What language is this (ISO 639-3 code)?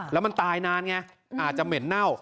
tha